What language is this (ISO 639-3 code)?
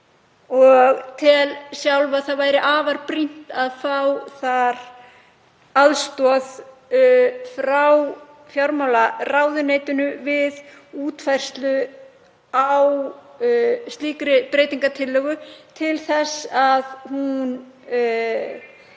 isl